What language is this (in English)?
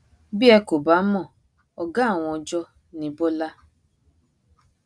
Yoruba